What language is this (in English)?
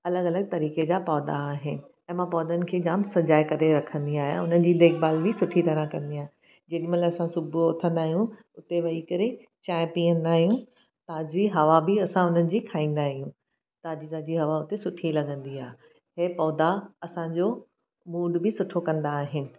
Sindhi